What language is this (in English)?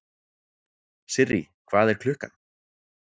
Icelandic